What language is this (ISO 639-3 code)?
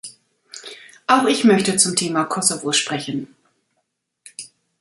deu